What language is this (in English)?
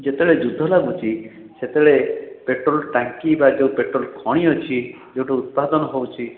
Odia